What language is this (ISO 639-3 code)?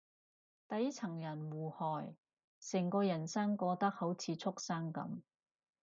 yue